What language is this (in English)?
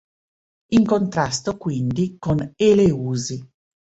Italian